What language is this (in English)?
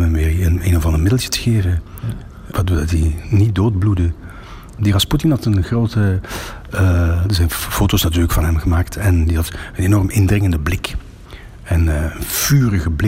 Dutch